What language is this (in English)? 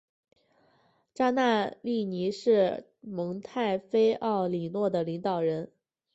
Chinese